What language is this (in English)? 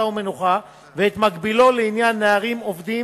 Hebrew